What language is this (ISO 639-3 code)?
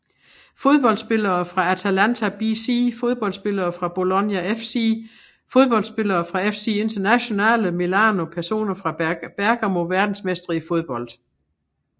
dan